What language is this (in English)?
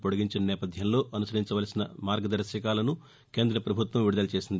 Telugu